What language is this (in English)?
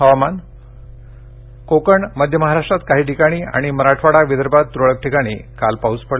Marathi